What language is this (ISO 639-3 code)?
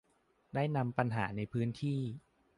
tha